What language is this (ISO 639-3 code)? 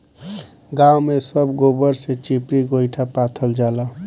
bho